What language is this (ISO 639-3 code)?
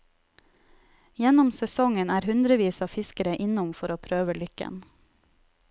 nor